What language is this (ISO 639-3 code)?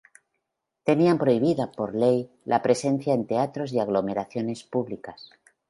spa